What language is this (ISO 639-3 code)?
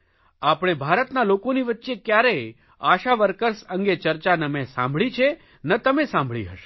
guj